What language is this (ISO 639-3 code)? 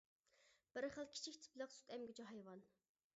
uig